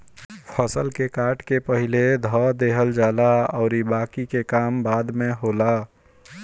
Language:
Bhojpuri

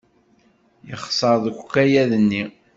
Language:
Kabyle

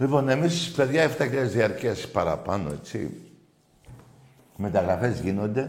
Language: Greek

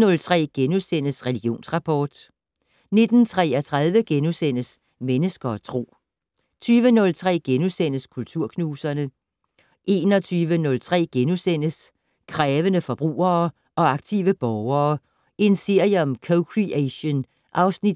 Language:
Danish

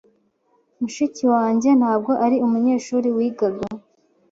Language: Kinyarwanda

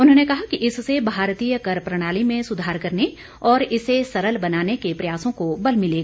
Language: Hindi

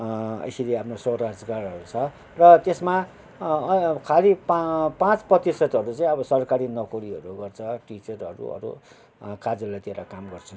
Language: Nepali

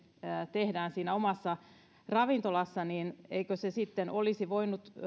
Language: Finnish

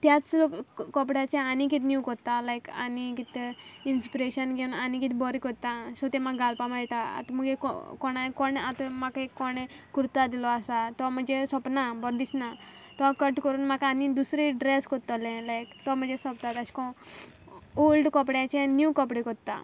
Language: Konkani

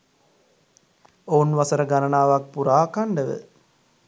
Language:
Sinhala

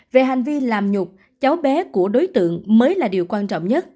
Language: Vietnamese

